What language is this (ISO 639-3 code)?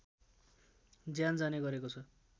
nep